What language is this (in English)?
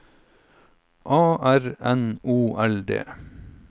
Norwegian